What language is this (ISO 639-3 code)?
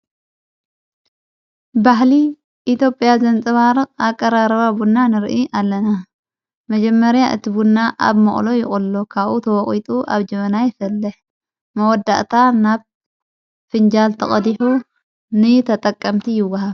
tir